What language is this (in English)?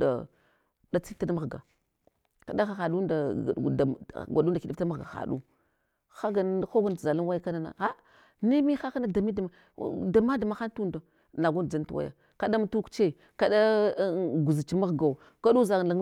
Hwana